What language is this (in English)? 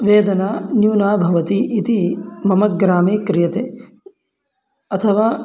Sanskrit